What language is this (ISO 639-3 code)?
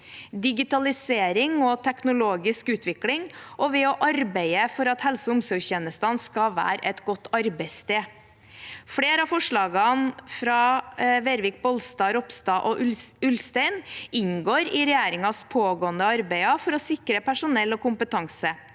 nor